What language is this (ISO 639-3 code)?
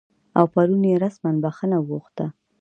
pus